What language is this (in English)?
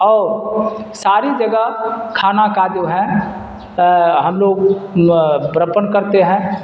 Urdu